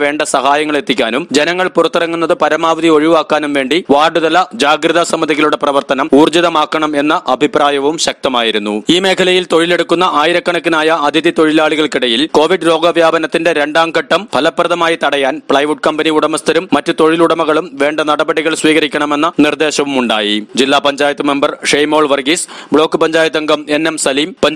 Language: Hindi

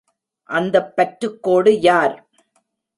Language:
Tamil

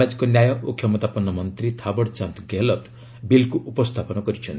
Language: Odia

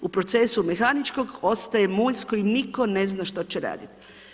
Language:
Croatian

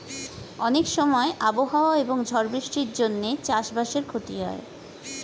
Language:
Bangla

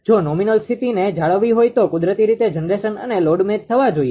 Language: Gujarati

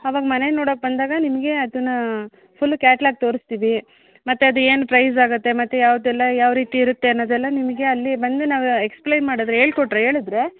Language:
Kannada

